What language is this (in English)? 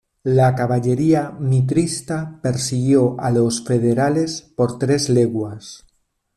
Spanish